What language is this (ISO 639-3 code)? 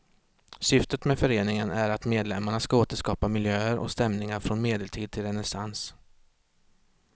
swe